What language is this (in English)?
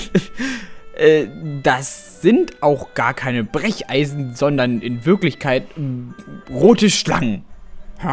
German